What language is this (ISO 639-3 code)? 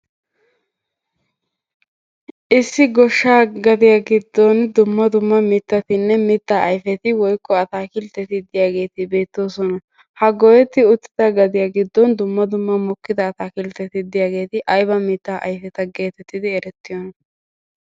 wal